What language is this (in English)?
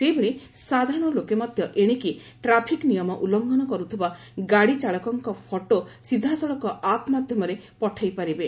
Odia